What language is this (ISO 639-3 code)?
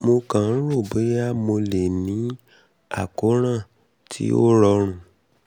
yor